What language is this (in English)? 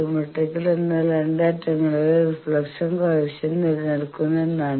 Malayalam